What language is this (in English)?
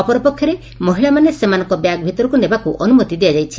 Odia